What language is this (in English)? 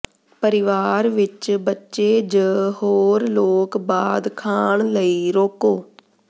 Punjabi